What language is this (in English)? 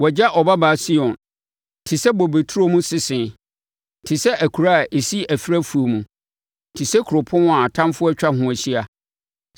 Akan